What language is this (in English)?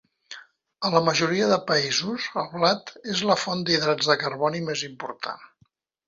Catalan